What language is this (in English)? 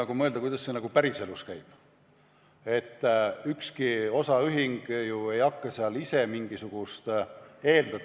Estonian